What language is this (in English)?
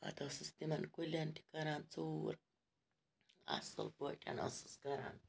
Kashmiri